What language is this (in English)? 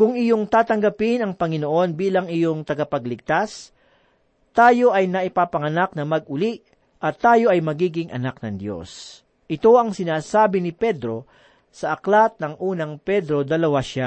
Filipino